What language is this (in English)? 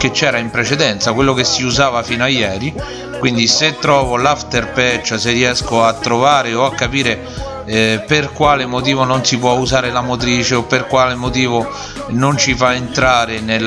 Italian